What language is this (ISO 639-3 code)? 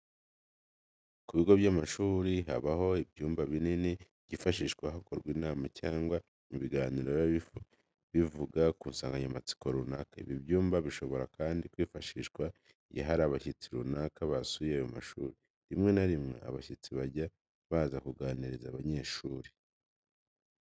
kin